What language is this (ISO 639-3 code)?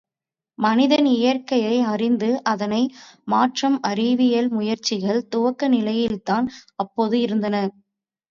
tam